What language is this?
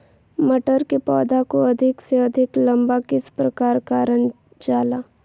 Magahi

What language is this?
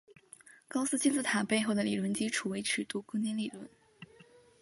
Chinese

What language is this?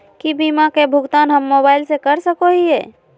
Magahi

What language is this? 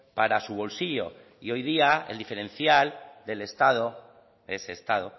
Spanish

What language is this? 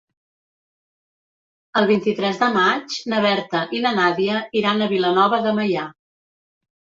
Catalan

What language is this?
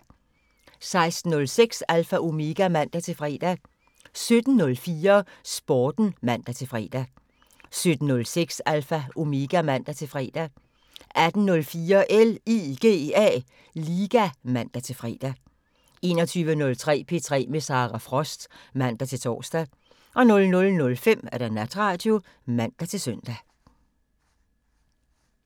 Danish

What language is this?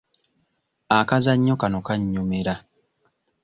Ganda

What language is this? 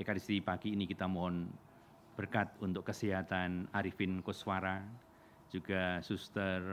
Indonesian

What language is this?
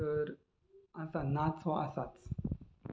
Konkani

